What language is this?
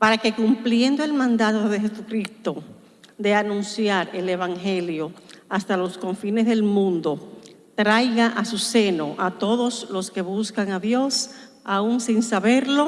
Spanish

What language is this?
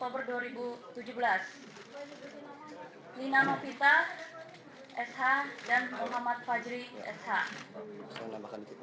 Indonesian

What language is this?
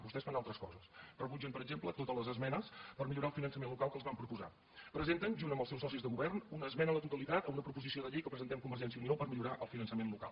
Catalan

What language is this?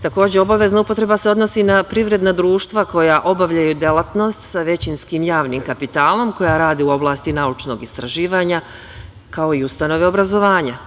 Serbian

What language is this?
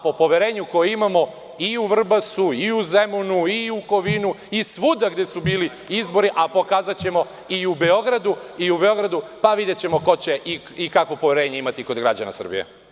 Serbian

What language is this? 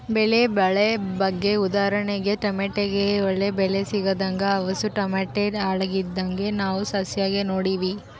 Kannada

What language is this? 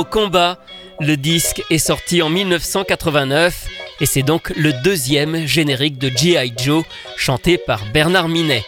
French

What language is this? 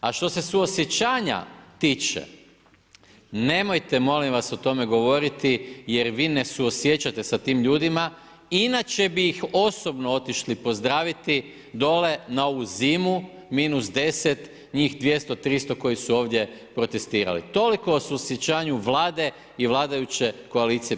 Croatian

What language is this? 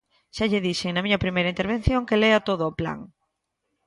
Galician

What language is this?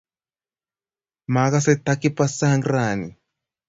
Kalenjin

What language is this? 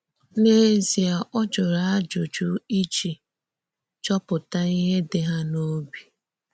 Igbo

